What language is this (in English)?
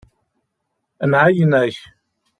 Kabyle